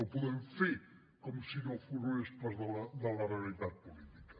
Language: Catalan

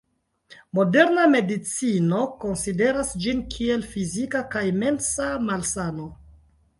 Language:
Esperanto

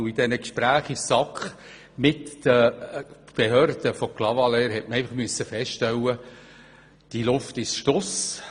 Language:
Swiss German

